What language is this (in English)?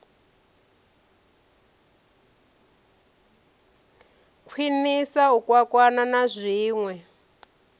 Venda